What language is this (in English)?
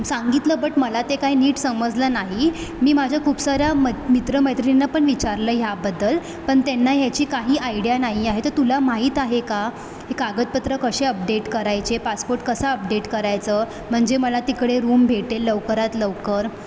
Marathi